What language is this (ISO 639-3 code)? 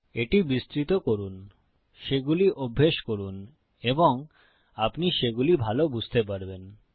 ben